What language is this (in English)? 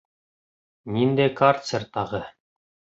Bashkir